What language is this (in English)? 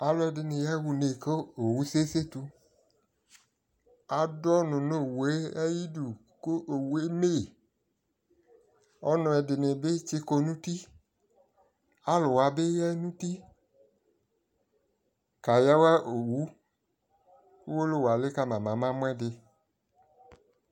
Ikposo